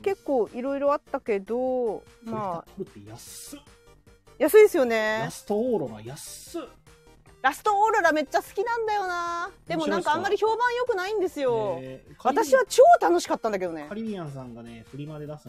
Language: Japanese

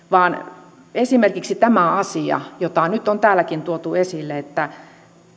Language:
Finnish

